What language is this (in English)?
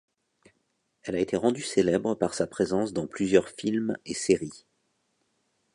French